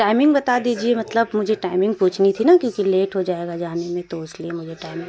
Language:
Urdu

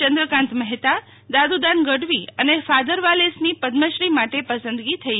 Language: Gujarati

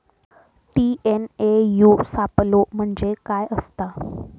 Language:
Marathi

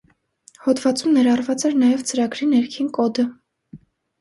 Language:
Armenian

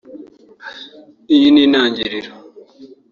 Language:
Kinyarwanda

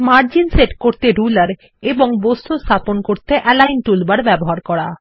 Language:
Bangla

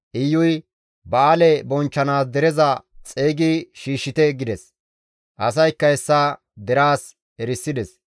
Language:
Gamo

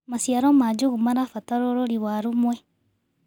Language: Kikuyu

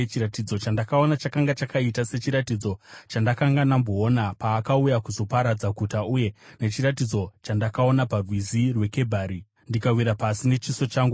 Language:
Shona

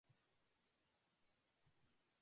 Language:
Japanese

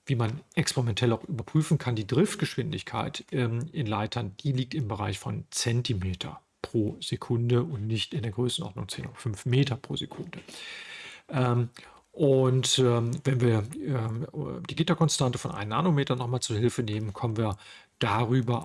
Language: German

